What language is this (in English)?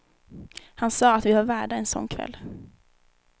Swedish